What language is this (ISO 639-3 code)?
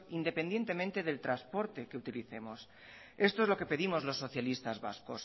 spa